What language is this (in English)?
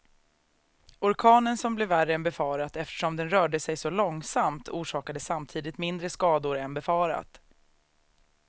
Swedish